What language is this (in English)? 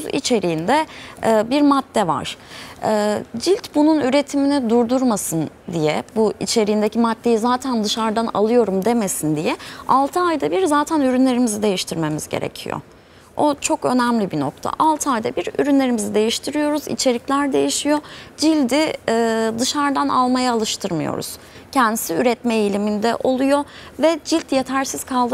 Turkish